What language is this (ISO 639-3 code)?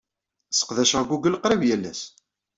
kab